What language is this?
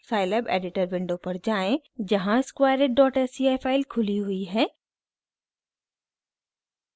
Hindi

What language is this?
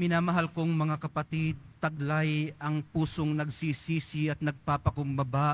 Filipino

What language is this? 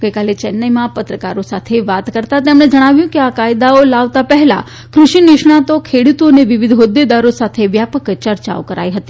Gujarati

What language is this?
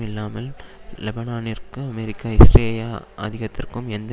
Tamil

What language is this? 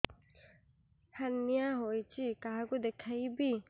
Odia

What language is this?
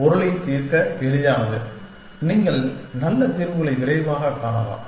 Tamil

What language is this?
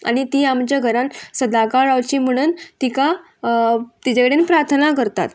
Konkani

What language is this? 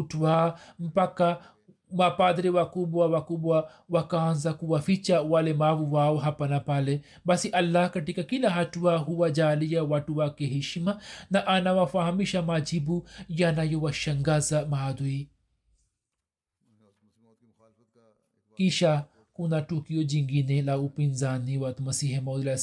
Swahili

